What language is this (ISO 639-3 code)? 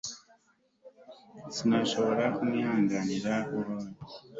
kin